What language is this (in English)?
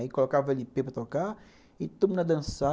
Portuguese